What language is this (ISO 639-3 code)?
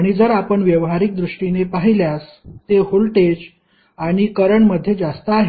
mar